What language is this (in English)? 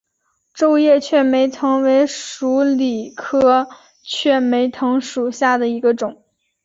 Chinese